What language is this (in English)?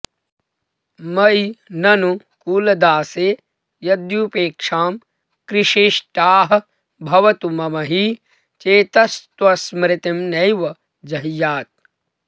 Sanskrit